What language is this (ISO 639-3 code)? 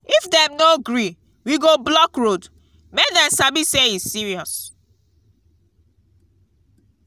pcm